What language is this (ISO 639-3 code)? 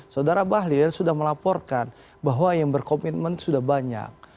ind